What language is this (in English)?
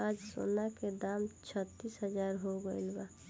Bhojpuri